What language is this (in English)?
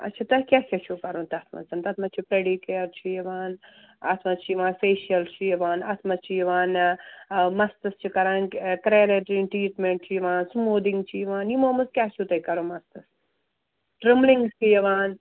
Kashmiri